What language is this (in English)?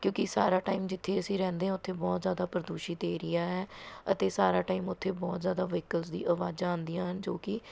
Punjabi